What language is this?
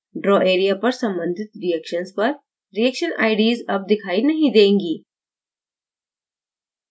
Hindi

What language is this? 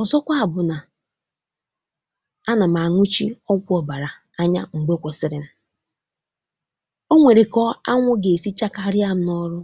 Igbo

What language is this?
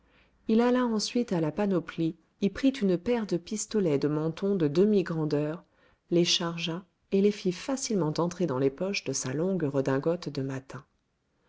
French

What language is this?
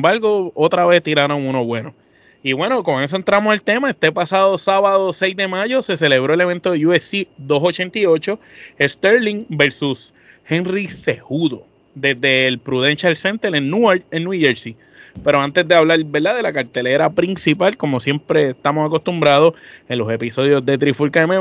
Spanish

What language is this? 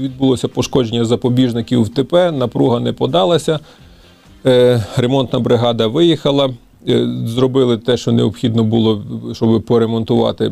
Ukrainian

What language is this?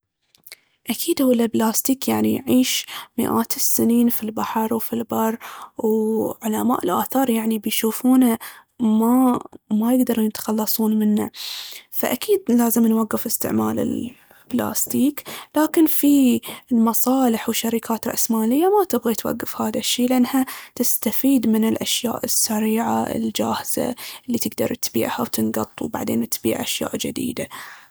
Baharna Arabic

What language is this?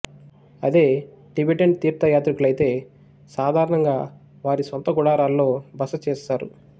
Telugu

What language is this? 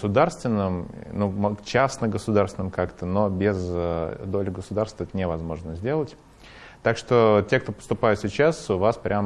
Russian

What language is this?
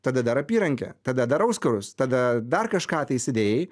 Lithuanian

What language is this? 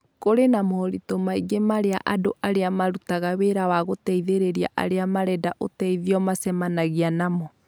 Kikuyu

